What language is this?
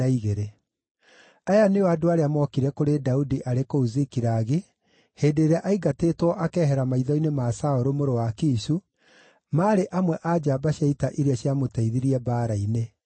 Kikuyu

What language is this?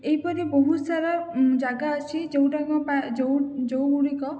Odia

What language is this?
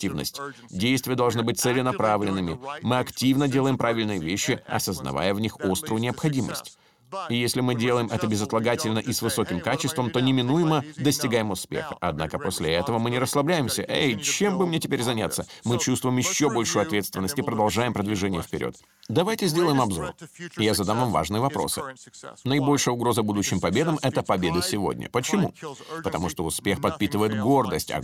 Russian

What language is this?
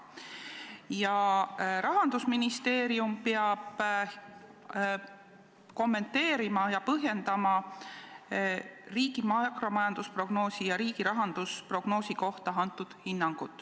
Estonian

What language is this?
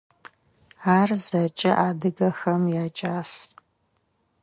Adyghe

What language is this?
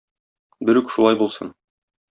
Tatar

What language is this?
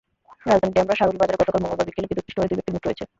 Bangla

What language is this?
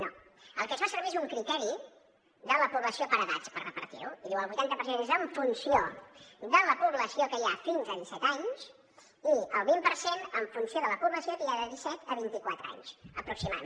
Catalan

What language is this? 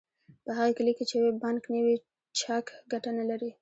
Pashto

